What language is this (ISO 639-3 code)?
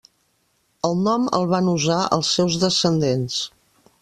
cat